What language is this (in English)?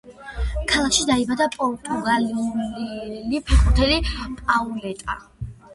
Georgian